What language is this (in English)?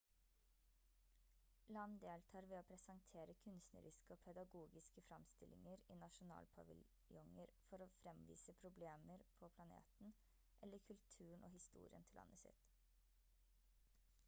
Norwegian Bokmål